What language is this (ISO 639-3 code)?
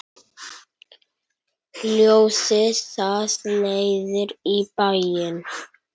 isl